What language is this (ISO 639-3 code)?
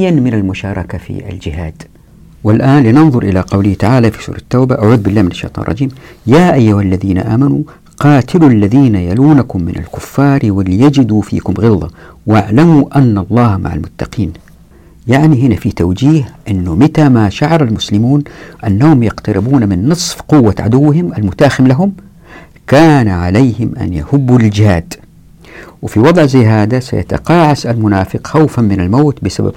ara